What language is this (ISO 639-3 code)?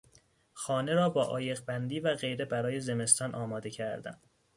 fas